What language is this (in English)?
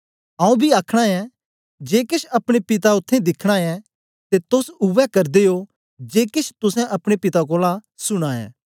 Dogri